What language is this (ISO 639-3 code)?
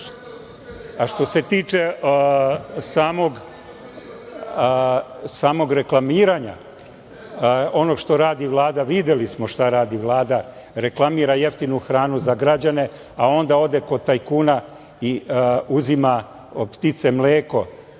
srp